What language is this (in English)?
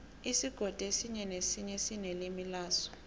South Ndebele